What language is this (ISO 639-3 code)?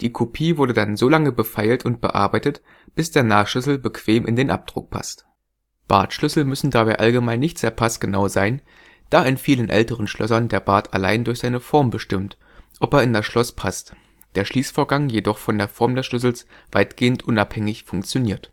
deu